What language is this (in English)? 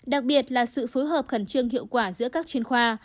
Vietnamese